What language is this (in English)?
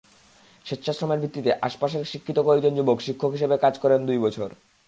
Bangla